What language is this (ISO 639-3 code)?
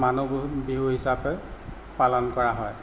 asm